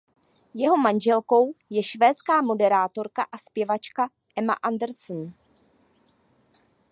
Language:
Czech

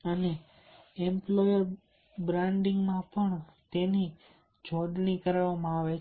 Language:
Gujarati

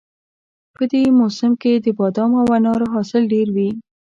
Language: Pashto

